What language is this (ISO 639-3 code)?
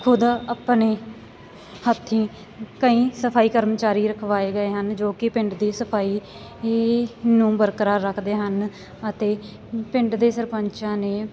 pan